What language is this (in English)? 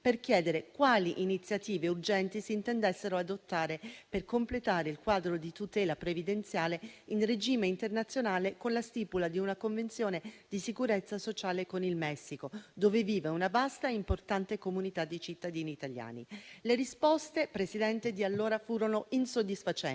Italian